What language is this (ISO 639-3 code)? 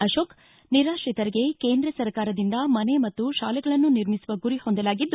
kan